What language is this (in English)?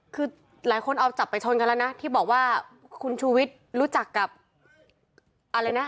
Thai